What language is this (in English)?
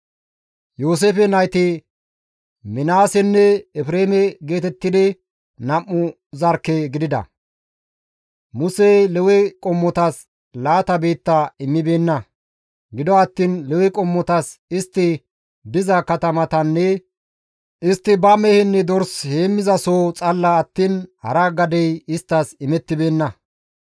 Gamo